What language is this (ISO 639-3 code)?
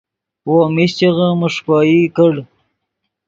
ydg